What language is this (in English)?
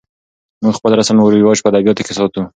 Pashto